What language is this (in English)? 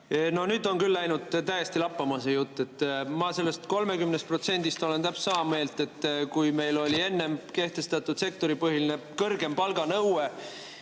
Estonian